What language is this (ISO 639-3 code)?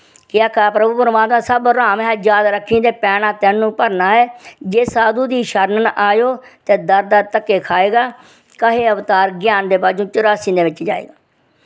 doi